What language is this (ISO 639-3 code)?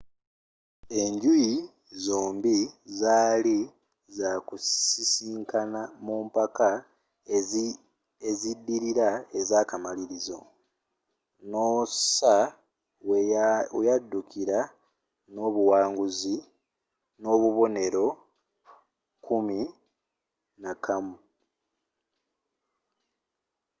lug